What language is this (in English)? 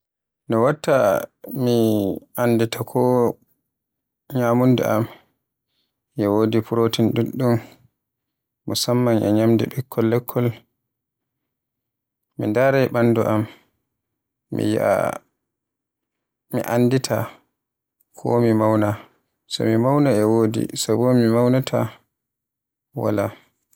Borgu Fulfulde